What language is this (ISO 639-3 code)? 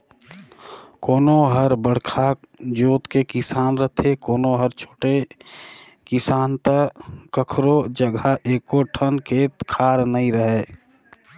hne